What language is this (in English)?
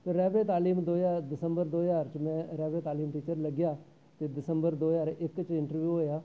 Dogri